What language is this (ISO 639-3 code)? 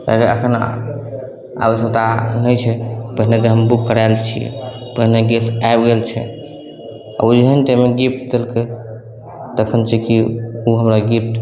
mai